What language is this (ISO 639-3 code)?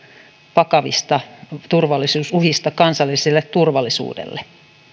fin